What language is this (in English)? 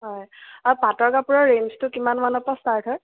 Assamese